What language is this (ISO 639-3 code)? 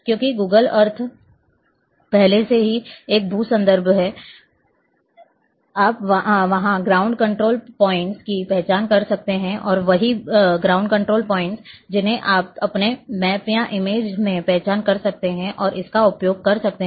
hin